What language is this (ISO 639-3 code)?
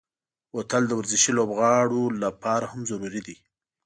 pus